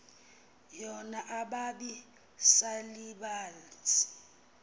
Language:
Xhosa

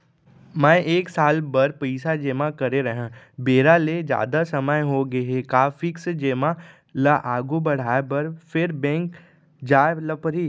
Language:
Chhattisgarhi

